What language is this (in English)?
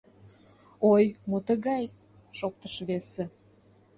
Mari